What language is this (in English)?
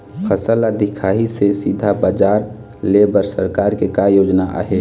Chhattisgarhi